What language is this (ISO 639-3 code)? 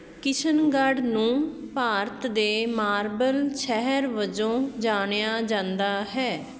pan